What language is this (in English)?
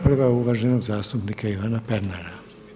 Croatian